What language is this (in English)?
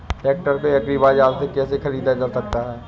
Hindi